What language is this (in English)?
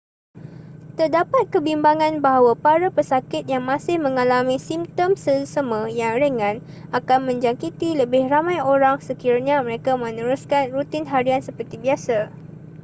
Malay